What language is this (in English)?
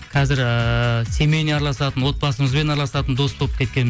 Kazakh